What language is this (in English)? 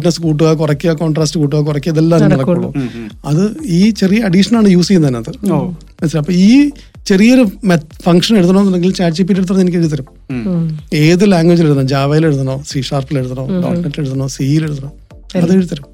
Malayalam